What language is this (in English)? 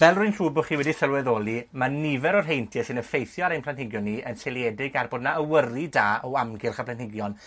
Welsh